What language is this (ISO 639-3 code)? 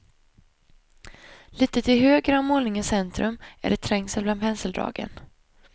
swe